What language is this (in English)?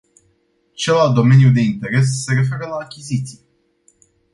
Romanian